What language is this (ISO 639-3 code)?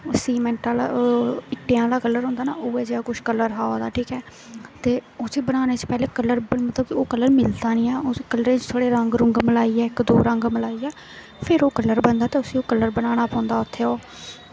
doi